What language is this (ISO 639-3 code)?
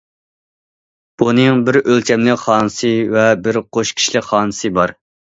uig